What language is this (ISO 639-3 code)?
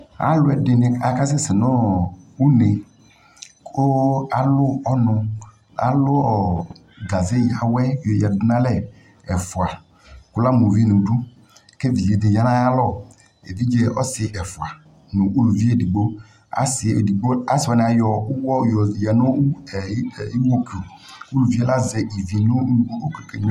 kpo